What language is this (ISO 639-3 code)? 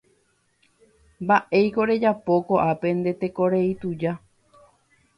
grn